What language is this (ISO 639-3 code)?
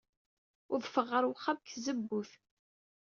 kab